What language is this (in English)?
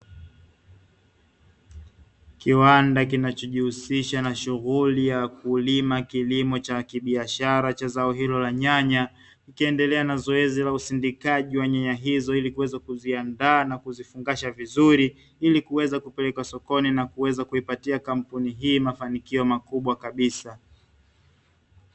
Swahili